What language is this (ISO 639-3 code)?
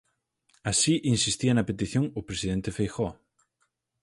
glg